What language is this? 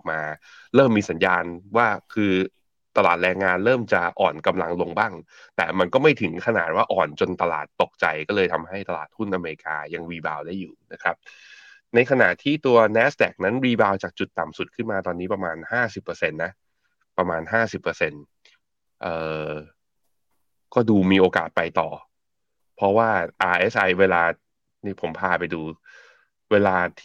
Thai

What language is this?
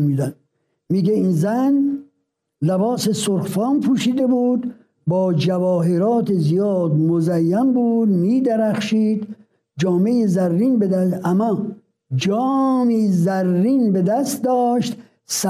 Persian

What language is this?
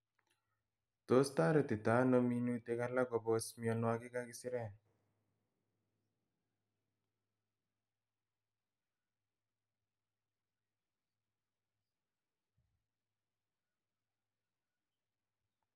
Kalenjin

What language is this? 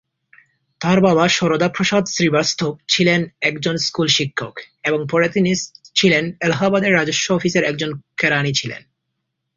Bangla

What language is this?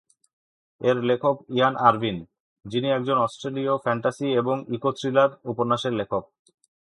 Bangla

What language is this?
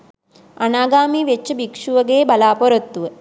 Sinhala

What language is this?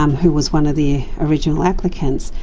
English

